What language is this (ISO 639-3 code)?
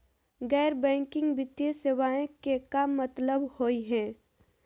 mag